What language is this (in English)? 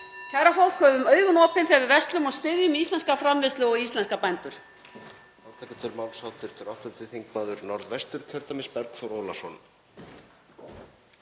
Icelandic